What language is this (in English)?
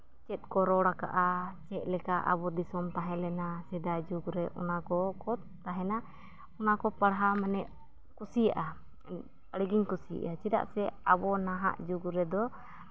Santali